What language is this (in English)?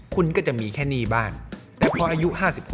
Thai